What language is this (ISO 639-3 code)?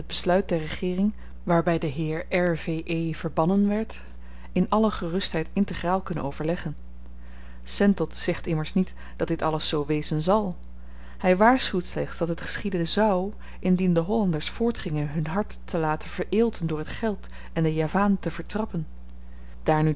nld